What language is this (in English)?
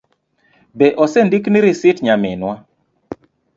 Luo (Kenya and Tanzania)